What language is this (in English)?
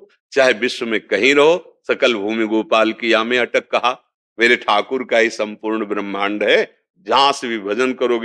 Hindi